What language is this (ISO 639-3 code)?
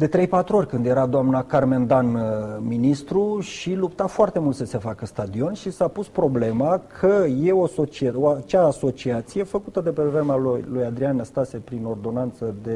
ron